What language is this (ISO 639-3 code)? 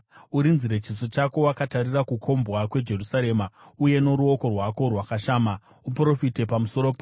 sna